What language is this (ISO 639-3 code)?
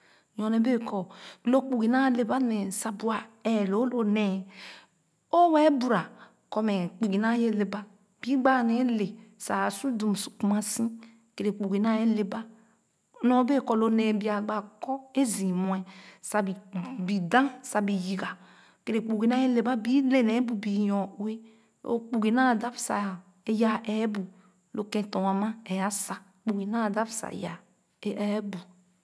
ogo